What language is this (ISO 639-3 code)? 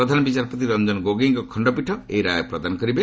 ori